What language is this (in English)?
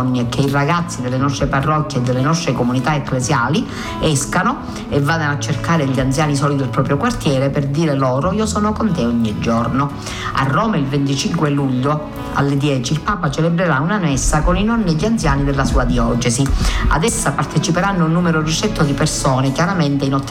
Italian